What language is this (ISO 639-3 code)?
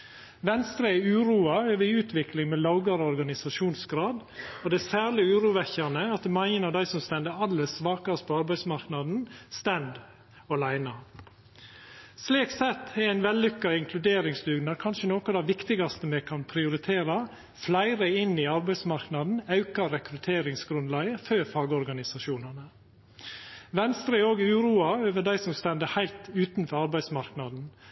nno